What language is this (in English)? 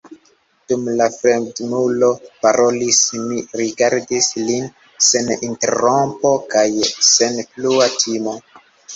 Esperanto